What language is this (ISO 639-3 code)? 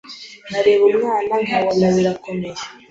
kin